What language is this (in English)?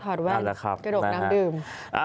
Thai